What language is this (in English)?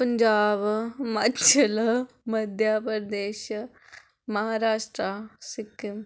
Dogri